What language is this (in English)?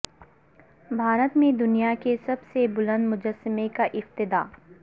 Urdu